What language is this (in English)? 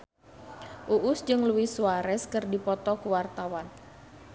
Sundanese